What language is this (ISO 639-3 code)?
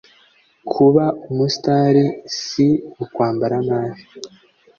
kin